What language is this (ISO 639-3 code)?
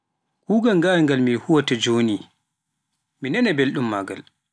fuf